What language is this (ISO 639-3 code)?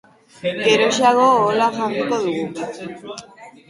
eus